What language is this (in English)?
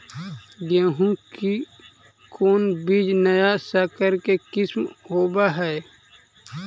Magahi